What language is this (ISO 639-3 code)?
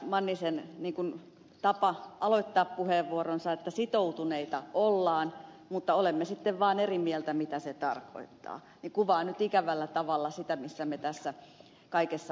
fin